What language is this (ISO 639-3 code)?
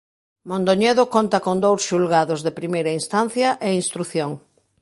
glg